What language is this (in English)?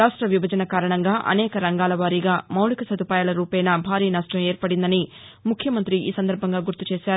Telugu